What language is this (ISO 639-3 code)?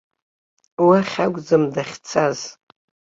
abk